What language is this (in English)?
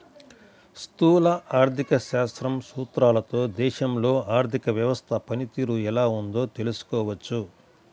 Telugu